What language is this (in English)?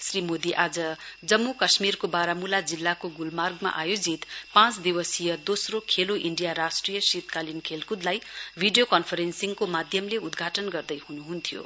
Nepali